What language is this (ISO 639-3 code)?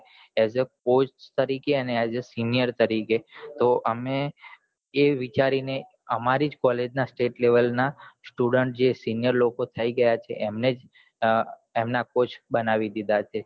guj